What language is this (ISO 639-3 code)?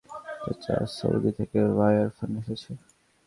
ben